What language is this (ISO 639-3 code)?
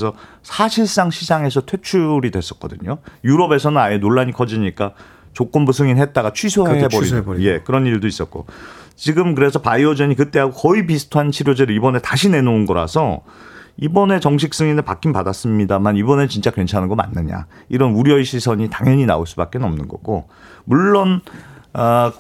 kor